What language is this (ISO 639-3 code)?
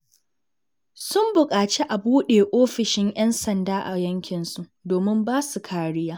hau